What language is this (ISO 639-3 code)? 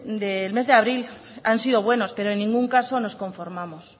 spa